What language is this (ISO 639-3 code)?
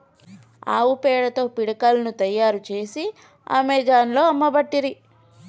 tel